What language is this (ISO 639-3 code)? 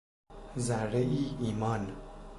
fas